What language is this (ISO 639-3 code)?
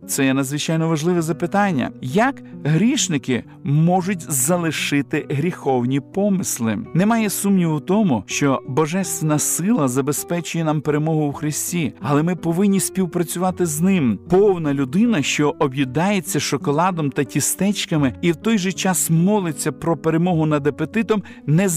ukr